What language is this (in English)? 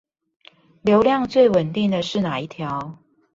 Chinese